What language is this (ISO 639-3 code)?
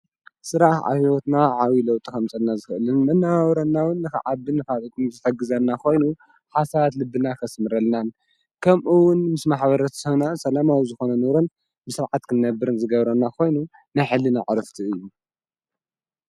tir